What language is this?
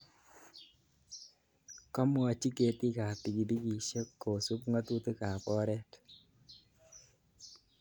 Kalenjin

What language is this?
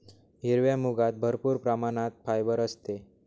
Marathi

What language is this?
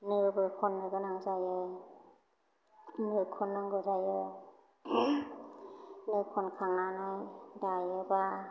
Bodo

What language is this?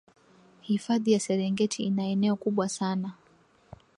Swahili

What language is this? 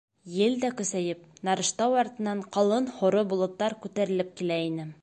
Bashkir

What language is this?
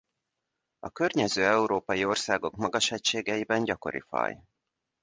Hungarian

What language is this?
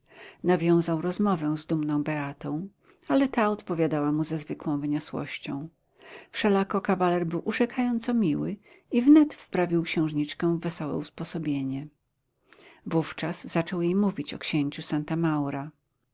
Polish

